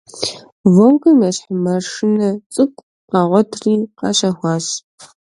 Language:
Kabardian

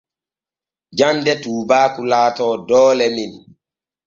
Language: Borgu Fulfulde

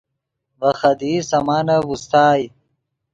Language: Yidgha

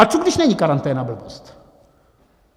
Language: Czech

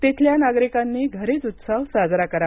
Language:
Marathi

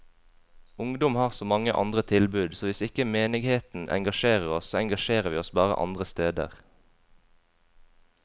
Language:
Norwegian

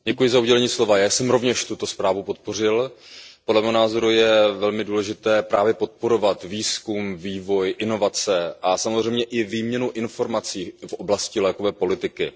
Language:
Czech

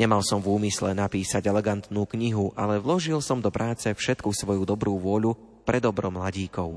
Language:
Slovak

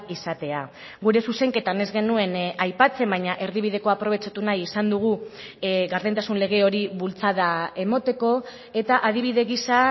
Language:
Basque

